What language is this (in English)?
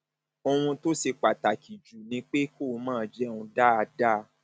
Yoruba